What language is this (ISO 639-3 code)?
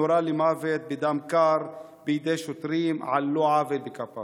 heb